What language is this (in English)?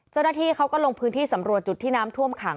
Thai